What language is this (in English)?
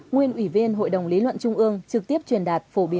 Vietnamese